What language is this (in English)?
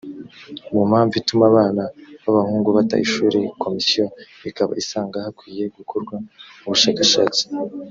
Kinyarwanda